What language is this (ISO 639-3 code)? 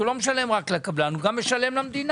heb